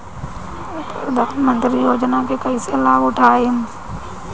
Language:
Bhojpuri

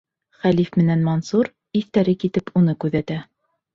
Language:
Bashkir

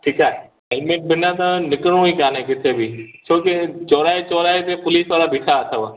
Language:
Sindhi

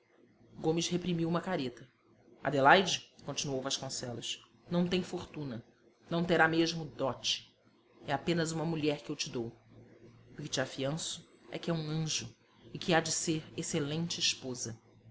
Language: Portuguese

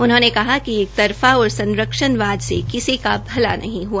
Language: Hindi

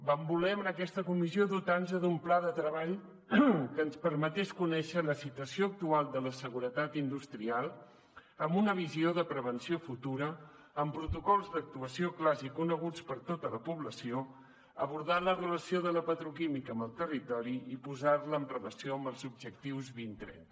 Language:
Catalan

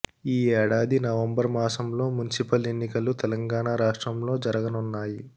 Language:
Telugu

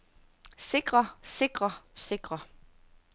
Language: Danish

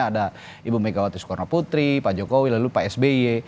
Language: Indonesian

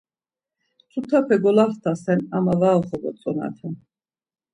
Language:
Laz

